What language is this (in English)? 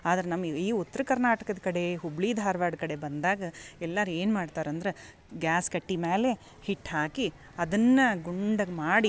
Kannada